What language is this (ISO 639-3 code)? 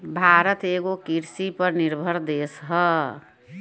bho